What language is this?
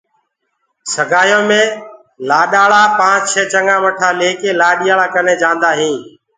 Gurgula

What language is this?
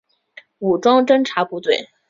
Chinese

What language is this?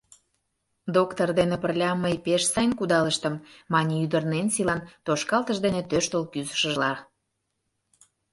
Mari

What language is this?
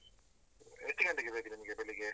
Kannada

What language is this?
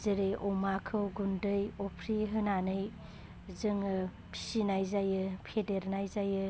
Bodo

